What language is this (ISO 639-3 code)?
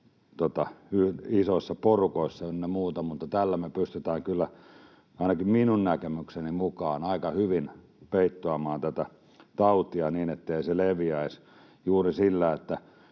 fin